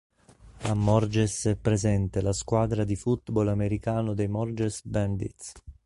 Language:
Italian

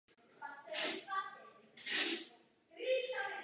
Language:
Czech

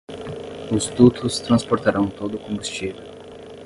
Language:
Portuguese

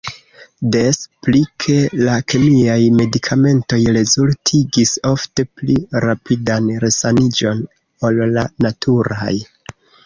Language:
Esperanto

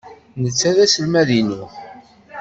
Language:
Kabyle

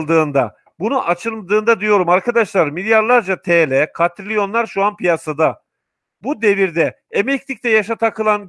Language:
Turkish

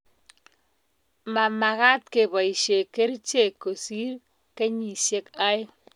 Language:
Kalenjin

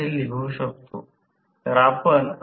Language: Marathi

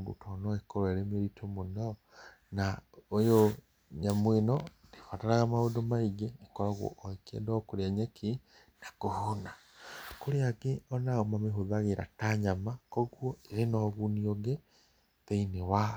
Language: Kikuyu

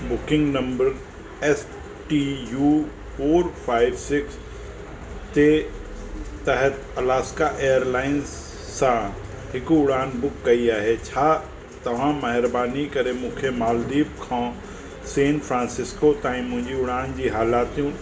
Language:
Sindhi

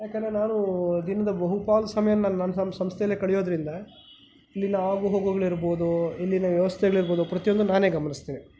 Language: Kannada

